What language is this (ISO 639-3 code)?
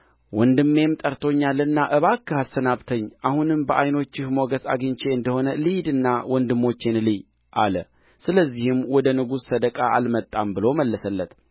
amh